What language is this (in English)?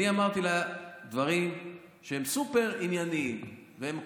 Hebrew